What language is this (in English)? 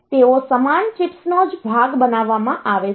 Gujarati